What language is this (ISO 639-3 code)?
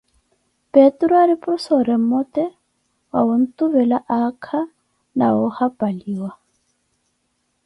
eko